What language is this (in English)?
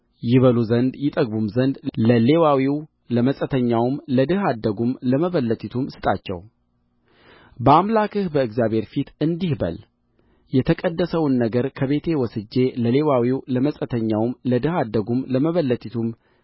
Amharic